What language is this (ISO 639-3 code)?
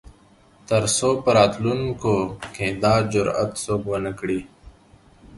pus